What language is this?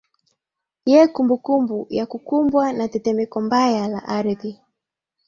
Swahili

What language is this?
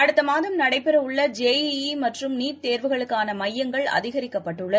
Tamil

